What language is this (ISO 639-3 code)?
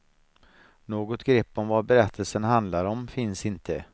swe